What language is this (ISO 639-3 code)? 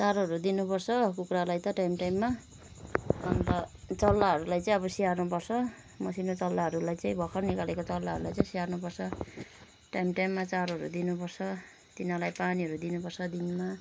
nep